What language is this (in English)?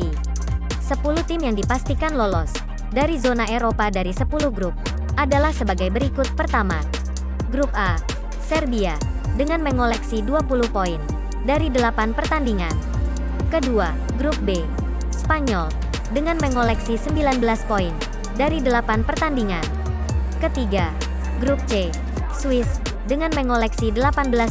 Indonesian